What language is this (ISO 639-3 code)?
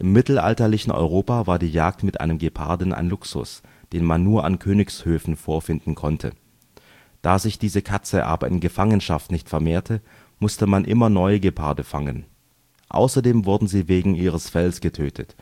deu